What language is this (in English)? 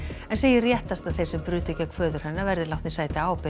Icelandic